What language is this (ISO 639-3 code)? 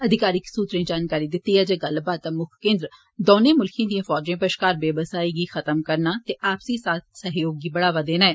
doi